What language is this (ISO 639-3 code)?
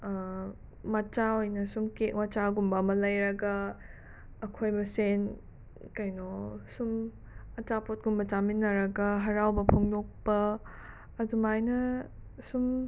mni